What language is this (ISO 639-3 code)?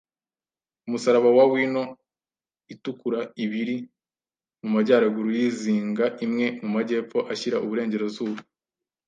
kin